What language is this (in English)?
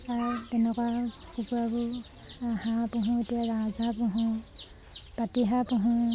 Assamese